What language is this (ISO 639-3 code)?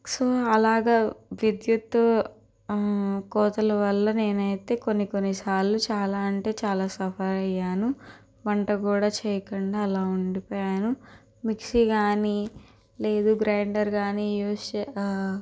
tel